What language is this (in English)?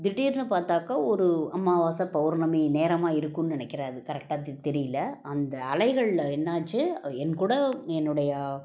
Tamil